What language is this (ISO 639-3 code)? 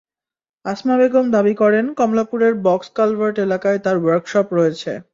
ben